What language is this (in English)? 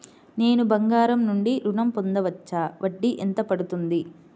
Telugu